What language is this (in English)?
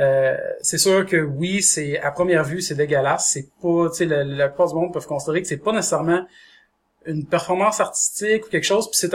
French